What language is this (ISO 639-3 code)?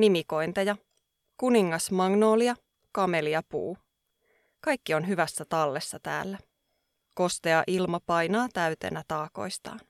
fin